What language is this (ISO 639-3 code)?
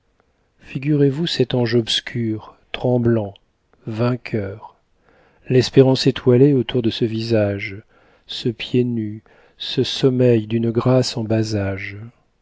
fra